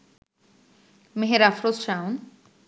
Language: Bangla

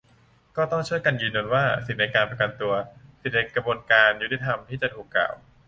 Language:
Thai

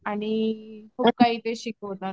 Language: Marathi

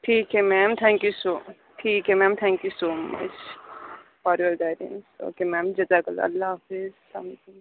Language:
Urdu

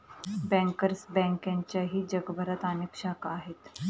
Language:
Marathi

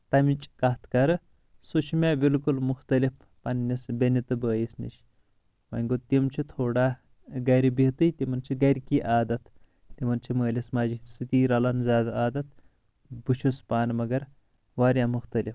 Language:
Kashmiri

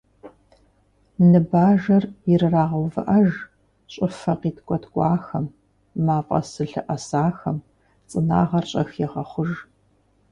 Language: Kabardian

